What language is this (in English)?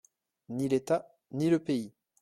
French